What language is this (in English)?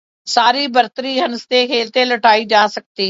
Urdu